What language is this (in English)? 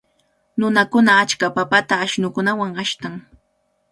Cajatambo North Lima Quechua